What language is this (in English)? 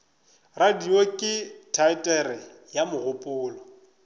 Northern Sotho